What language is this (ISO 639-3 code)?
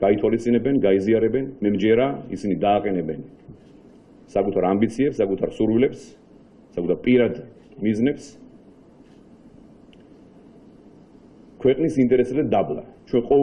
ron